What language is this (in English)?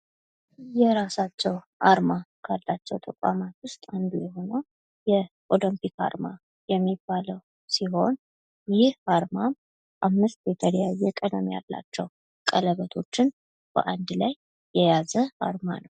Amharic